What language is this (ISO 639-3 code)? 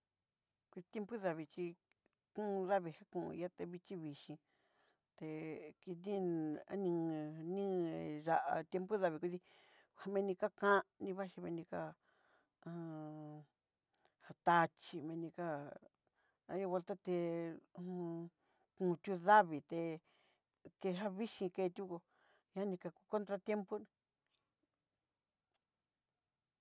mxy